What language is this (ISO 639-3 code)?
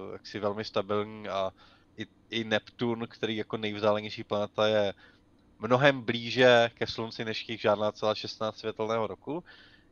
ces